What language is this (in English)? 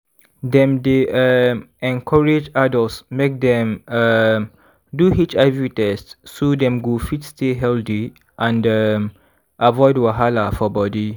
Nigerian Pidgin